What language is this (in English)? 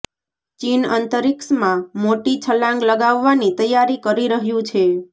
Gujarati